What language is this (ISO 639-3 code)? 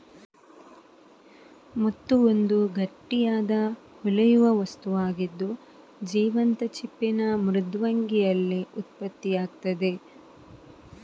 kan